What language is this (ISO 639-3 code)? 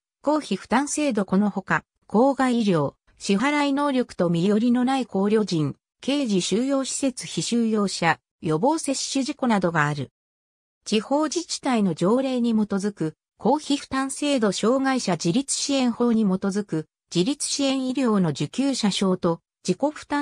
jpn